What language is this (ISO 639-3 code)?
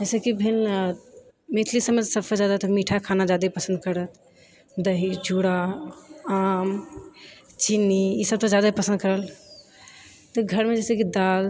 mai